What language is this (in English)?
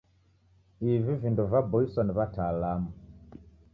Taita